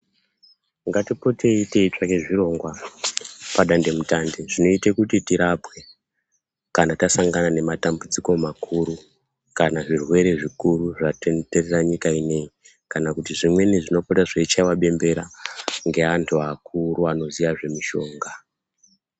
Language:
Ndau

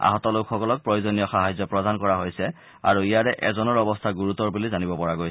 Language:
Assamese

